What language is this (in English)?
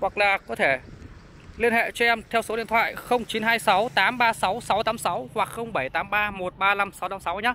Vietnamese